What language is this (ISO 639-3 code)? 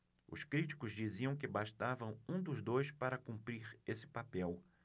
por